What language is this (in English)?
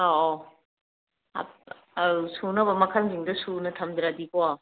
Manipuri